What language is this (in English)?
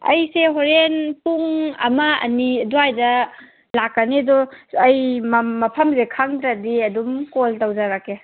Manipuri